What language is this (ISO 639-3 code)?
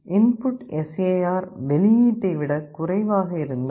tam